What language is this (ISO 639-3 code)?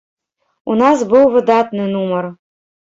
bel